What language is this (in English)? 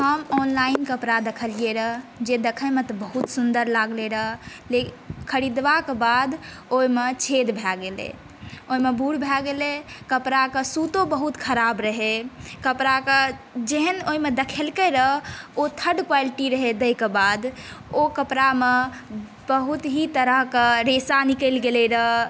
Maithili